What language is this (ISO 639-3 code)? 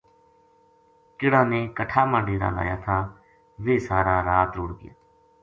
gju